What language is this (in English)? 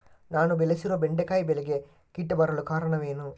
Kannada